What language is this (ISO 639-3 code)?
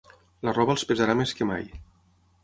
cat